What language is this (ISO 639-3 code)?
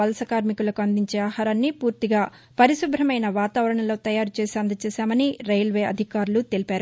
tel